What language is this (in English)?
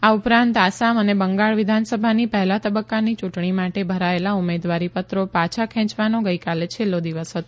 Gujarati